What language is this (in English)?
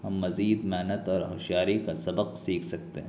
Urdu